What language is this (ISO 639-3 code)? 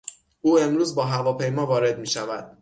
fas